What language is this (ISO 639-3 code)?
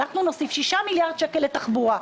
heb